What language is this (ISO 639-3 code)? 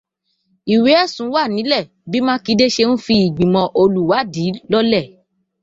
yor